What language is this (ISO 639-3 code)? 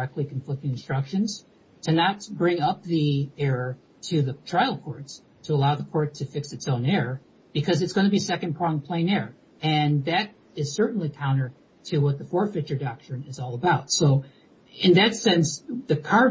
eng